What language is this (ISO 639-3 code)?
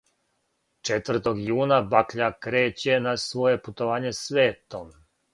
srp